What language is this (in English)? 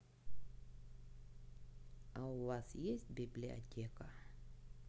Russian